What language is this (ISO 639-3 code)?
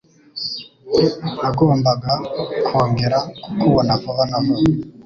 kin